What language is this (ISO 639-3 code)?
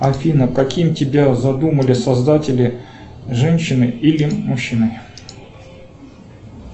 rus